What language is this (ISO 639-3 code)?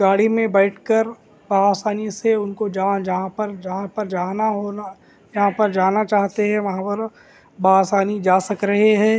urd